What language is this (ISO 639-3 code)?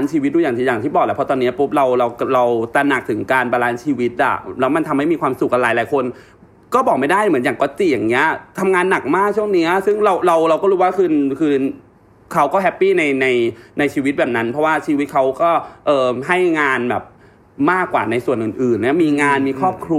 tha